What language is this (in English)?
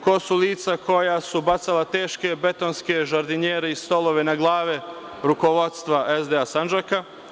Serbian